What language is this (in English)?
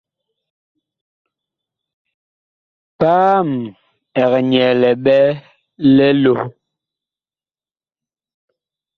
Bakoko